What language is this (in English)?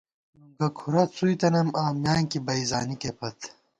Gawar-Bati